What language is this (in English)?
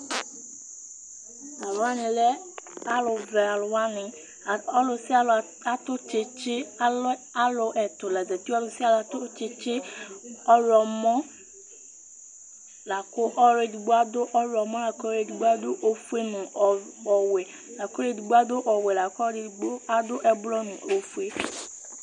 Ikposo